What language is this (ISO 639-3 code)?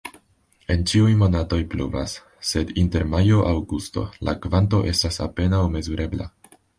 epo